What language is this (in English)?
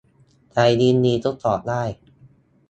Thai